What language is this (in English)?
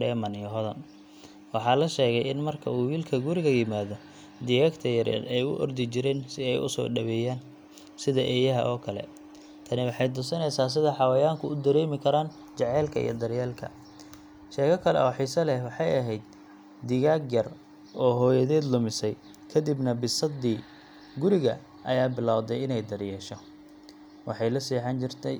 Somali